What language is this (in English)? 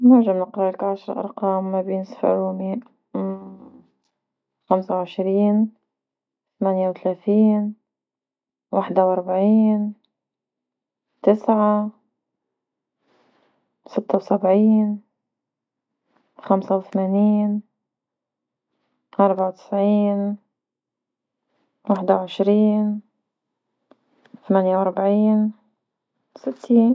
Tunisian Arabic